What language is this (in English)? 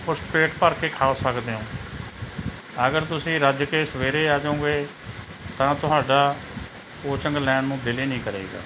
Punjabi